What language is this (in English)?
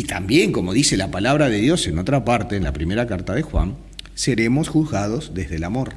Spanish